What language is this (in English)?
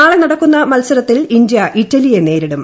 Malayalam